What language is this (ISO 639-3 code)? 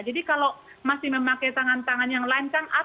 ind